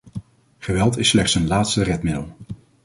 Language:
Dutch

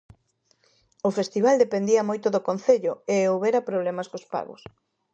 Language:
Galician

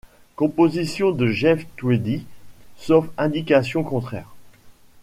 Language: French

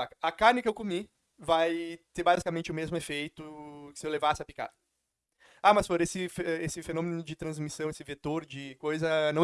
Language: Portuguese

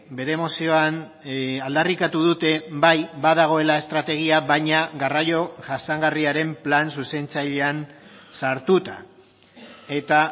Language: Basque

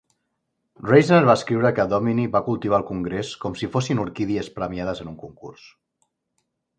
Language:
Catalan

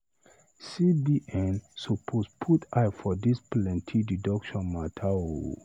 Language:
Nigerian Pidgin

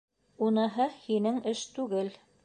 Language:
Bashkir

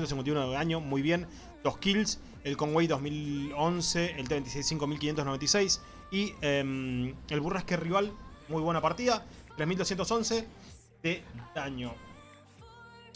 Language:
Spanish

